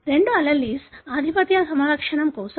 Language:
Telugu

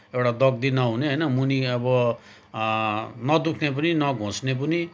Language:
Nepali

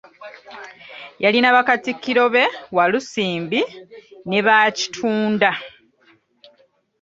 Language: Ganda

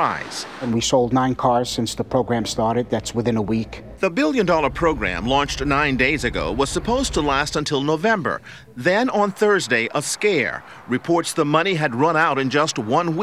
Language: English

